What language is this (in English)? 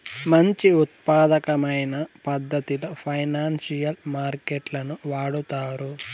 Telugu